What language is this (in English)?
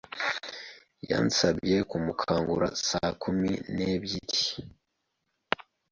Kinyarwanda